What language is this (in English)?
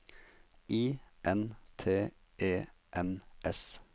Norwegian